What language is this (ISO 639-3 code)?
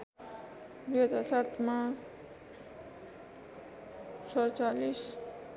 nep